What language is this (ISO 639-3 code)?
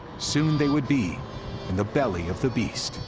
eng